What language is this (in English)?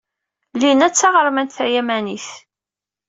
Kabyle